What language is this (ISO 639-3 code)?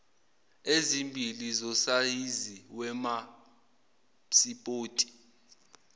zul